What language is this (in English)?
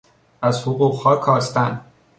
Persian